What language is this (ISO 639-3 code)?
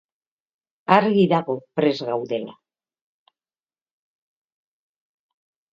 eus